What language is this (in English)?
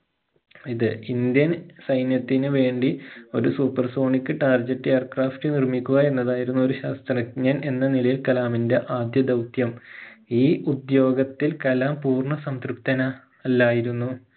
Malayalam